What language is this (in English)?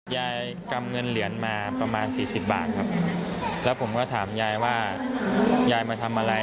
Thai